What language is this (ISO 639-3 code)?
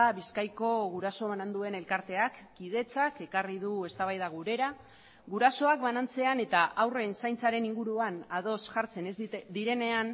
eus